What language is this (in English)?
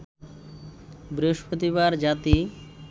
Bangla